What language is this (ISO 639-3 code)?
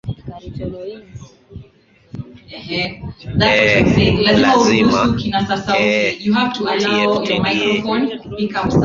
swa